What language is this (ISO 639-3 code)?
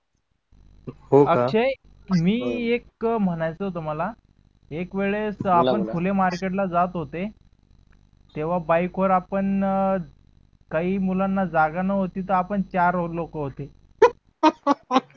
mar